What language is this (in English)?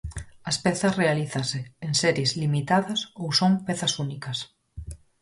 Galician